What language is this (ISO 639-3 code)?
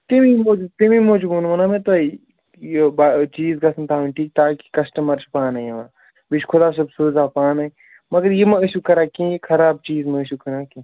kas